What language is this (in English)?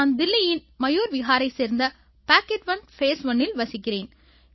Tamil